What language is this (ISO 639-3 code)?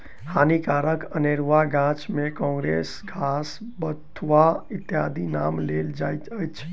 mai